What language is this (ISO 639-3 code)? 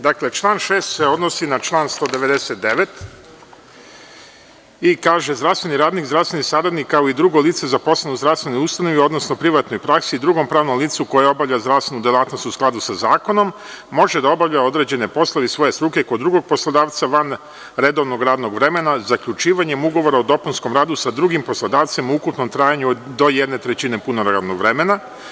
srp